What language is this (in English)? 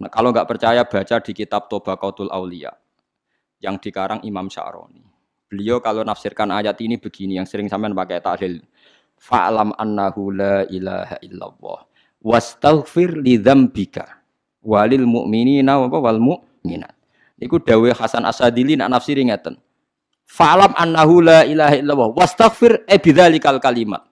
Indonesian